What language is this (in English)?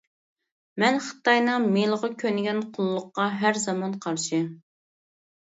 Uyghur